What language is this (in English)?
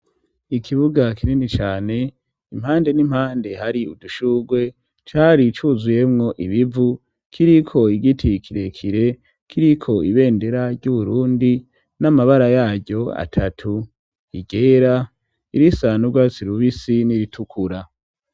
Rundi